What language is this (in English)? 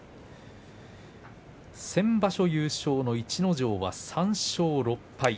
Japanese